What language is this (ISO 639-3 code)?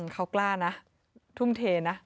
tha